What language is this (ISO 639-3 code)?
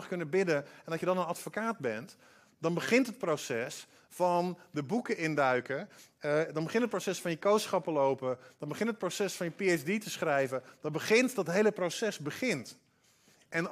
nld